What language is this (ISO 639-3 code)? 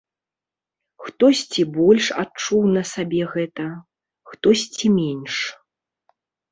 bel